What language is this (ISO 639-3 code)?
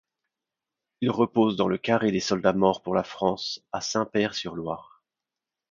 fra